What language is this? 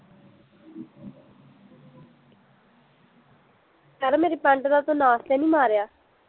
Punjabi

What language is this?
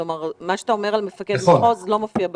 Hebrew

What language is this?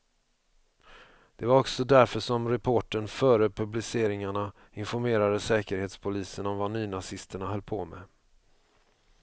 Swedish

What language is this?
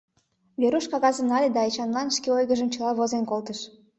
Mari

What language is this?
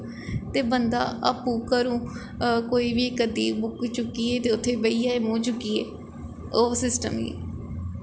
Dogri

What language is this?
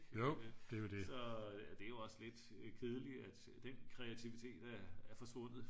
Danish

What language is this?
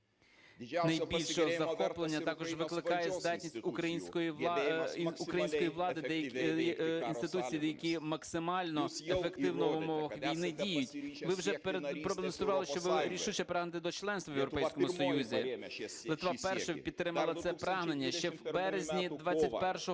Ukrainian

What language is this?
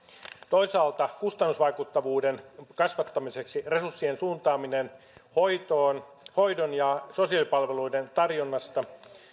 Finnish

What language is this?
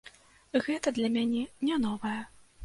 Belarusian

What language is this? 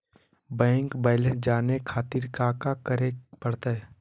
Magahi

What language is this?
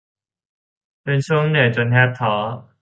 Thai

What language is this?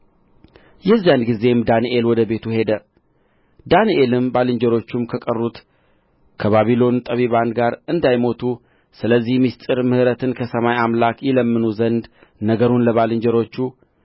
Amharic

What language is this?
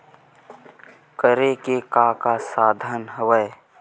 Chhattisgarhi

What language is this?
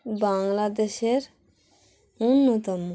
Bangla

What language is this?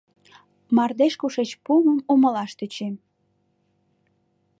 Mari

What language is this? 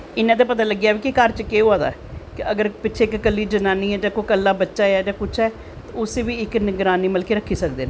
Dogri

